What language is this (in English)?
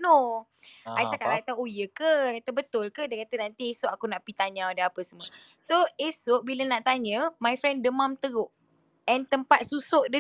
Malay